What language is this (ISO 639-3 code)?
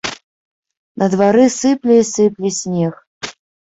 bel